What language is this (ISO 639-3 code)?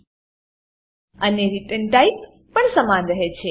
guj